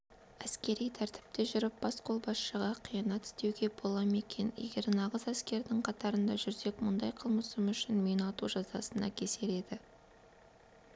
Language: Kazakh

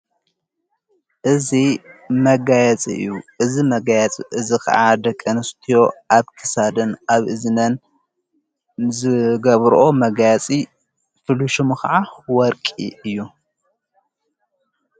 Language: Tigrinya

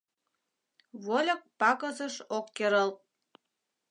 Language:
Mari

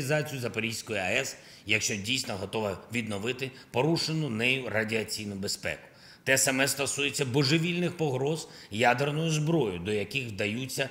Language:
Ukrainian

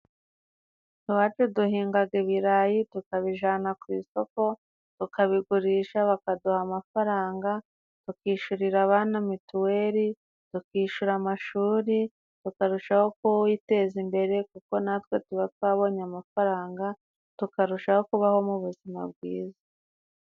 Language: Kinyarwanda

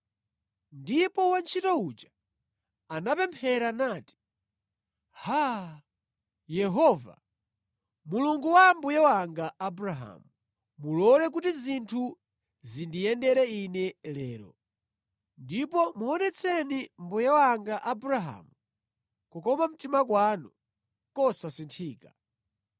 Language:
Nyanja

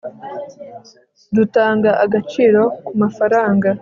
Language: Kinyarwanda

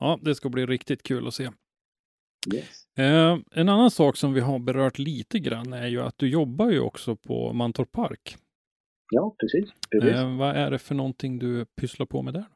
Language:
Swedish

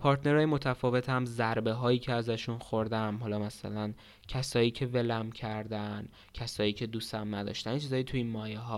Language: Persian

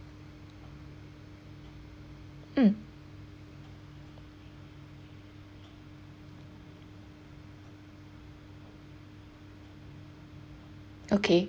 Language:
English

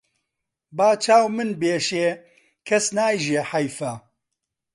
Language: Central Kurdish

